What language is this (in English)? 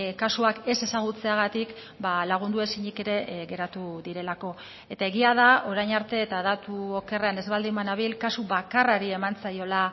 Basque